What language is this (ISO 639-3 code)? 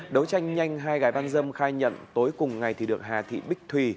vie